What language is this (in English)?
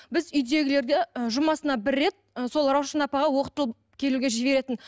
Kazakh